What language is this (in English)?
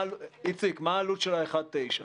Hebrew